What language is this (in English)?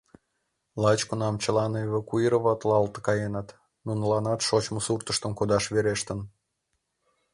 Mari